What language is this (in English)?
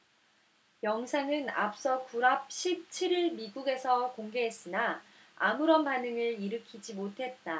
Korean